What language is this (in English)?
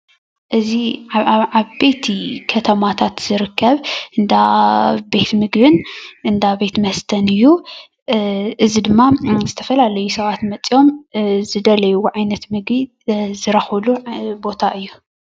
Tigrinya